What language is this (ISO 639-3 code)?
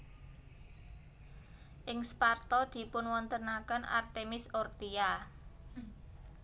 jav